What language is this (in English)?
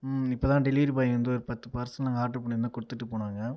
Tamil